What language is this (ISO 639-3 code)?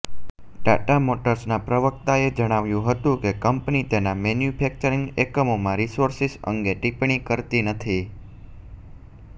guj